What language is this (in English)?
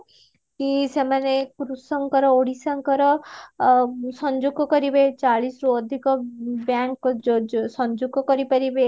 Odia